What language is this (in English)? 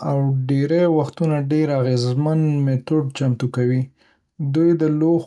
Pashto